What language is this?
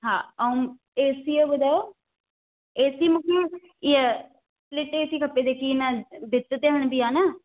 Sindhi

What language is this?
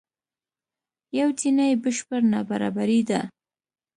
Pashto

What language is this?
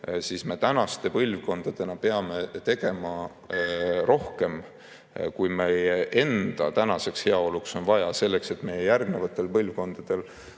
Estonian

